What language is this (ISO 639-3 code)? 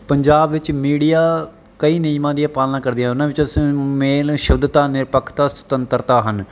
pan